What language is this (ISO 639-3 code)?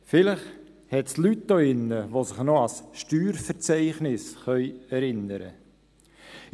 gsw